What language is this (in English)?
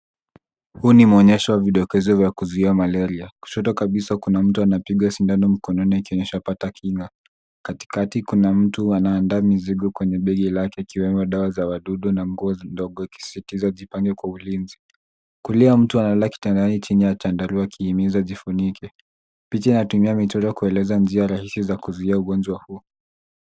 Swahili